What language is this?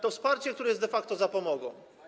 Polish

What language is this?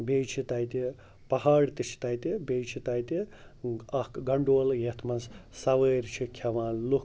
Kashmiri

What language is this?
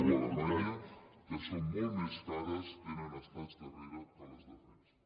Catalan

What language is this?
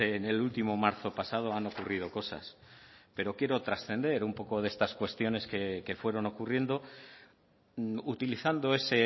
Spanish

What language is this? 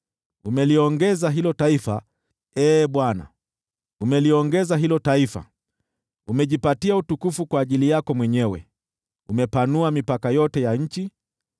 Swahili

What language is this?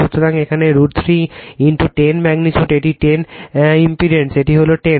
Bangla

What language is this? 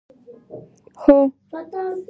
Pashto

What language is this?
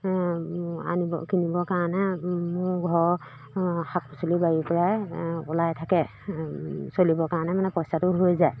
Assamese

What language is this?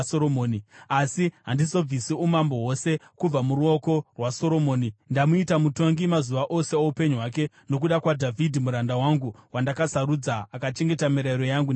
Shona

